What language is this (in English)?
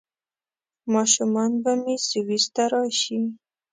Pashto